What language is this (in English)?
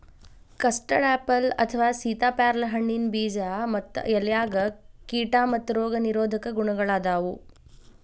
Kannada